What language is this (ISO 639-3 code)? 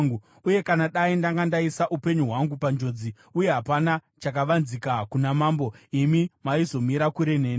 sna